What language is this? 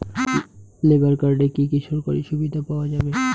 Bangla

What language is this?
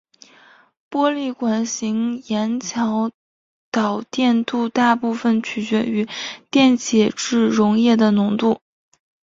Chinese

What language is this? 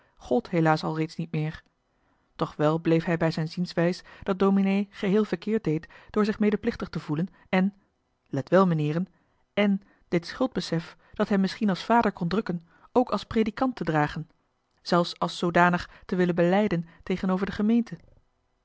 Dutch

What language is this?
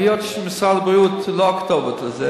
Hebrew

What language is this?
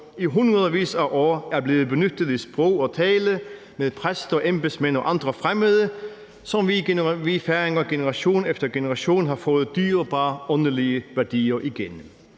Danish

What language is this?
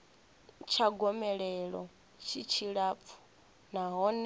Venda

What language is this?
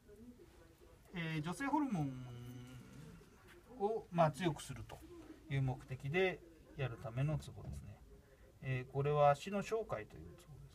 Japanese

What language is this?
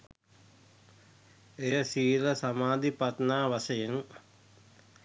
Sinhala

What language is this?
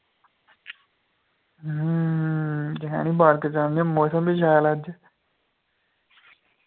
Dogri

